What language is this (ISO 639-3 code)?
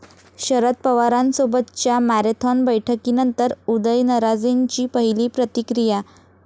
mar